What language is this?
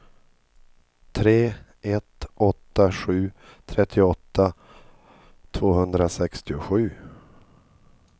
Swedish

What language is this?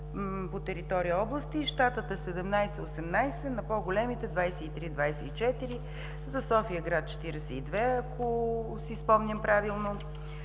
Bulgarian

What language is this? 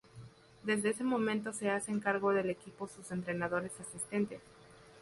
Spanish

